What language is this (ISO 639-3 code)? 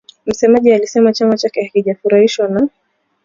swa